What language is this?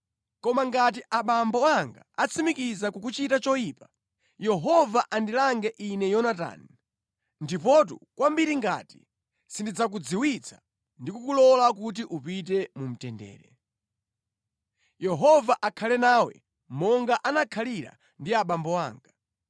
Nyanja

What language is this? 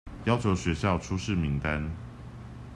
Chinese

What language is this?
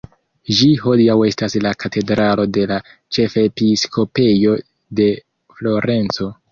Esperanto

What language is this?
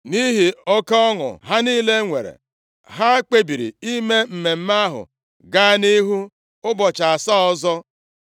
Igbo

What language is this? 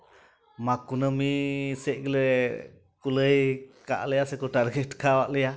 Santali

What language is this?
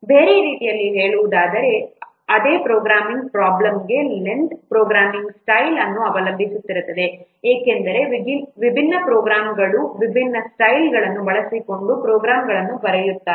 Kannada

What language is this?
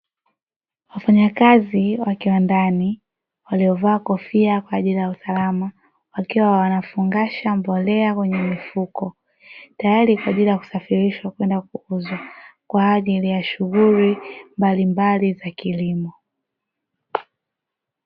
Swahili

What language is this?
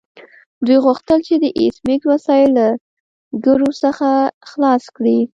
Pashto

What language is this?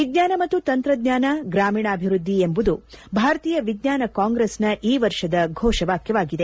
Kannada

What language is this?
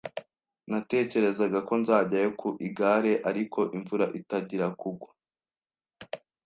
Kinyarwanda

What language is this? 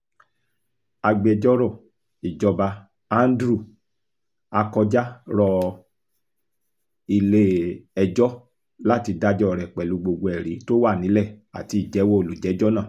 Yoruba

